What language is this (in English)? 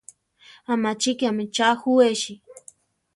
Central Tarahumara